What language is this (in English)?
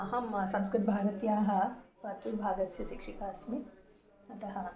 Sanskrit